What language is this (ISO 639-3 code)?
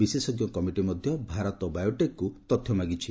ori